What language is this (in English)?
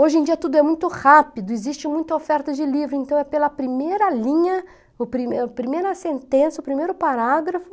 Portuguese